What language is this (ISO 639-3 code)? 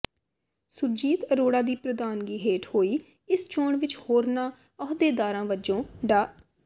pan